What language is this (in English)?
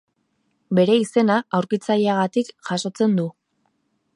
Basque